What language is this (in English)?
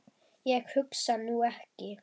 Icelandic